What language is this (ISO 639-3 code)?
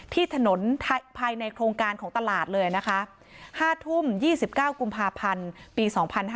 tha